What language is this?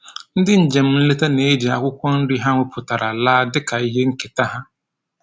Igbo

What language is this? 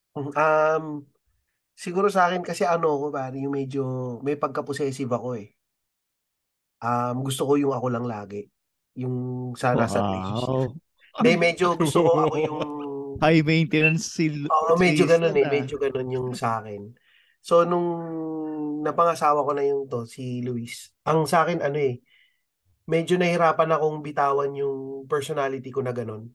Filipino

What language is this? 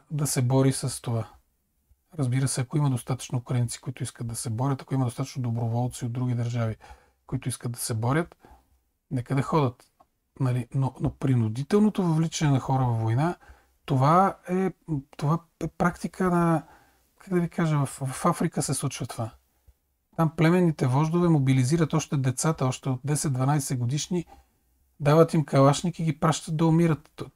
Bulgarian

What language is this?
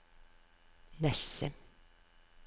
Norwegian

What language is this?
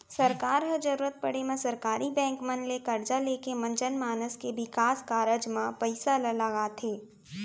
Chhattisgarhi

